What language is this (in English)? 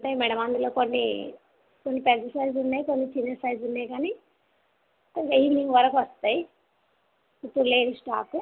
Telugu